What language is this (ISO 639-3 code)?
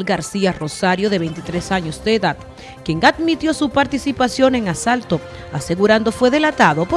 spa